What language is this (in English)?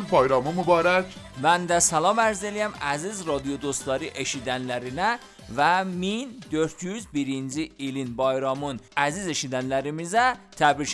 Persian